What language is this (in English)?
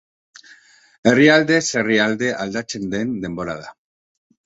Basque